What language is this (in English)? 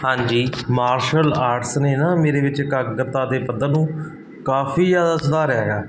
Punjabi